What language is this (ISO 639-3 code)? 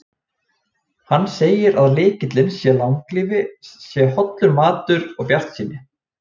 isl